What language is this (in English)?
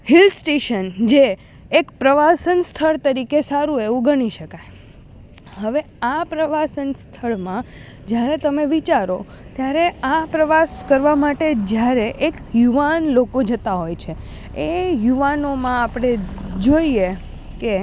Gujarati